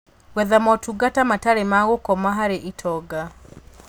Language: Kikuyu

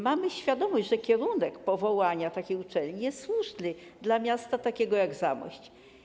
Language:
Polish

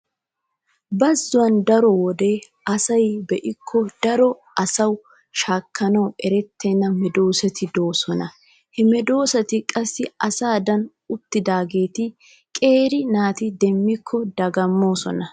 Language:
Wolaytta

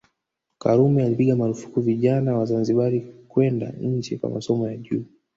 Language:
Swahili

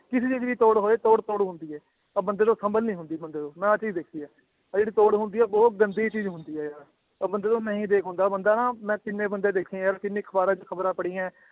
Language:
Punjabi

